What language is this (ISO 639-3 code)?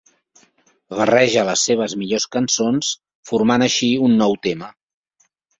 cat